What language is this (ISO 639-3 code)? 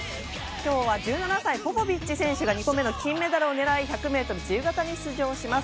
jpn